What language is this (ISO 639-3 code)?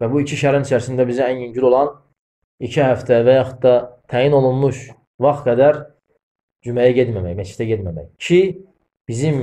tur